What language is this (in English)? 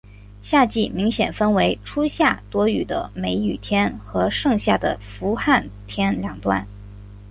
Chinese